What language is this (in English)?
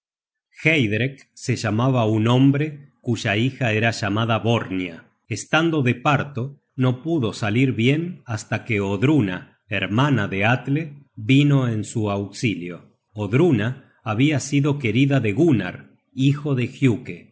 Spanish